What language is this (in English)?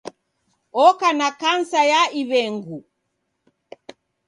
Taita